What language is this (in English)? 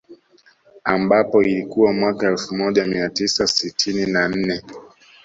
Swahili